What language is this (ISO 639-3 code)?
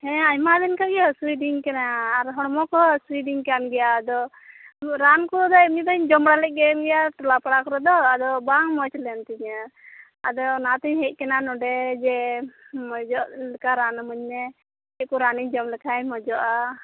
sat